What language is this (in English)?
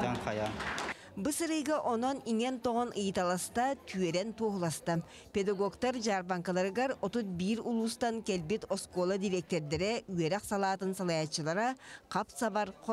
Turkish